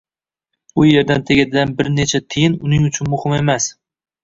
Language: Uzbek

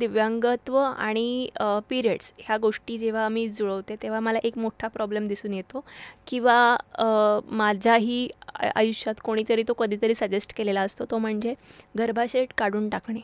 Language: Marathi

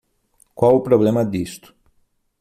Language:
Portuguese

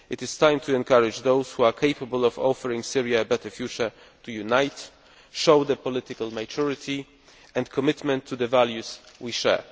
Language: English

